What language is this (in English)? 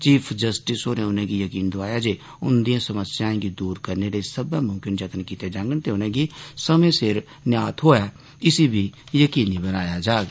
Dogri